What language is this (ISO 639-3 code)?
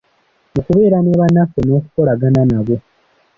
lug